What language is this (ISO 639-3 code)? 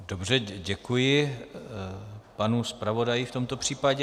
ces